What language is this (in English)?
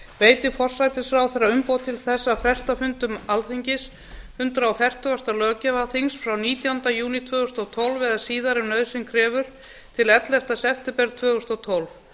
Icelandic